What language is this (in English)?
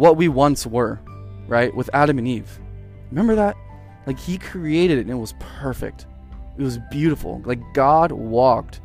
English